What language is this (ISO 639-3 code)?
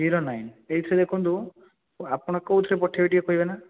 ori